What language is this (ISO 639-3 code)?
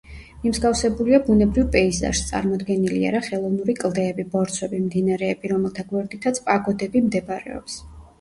kat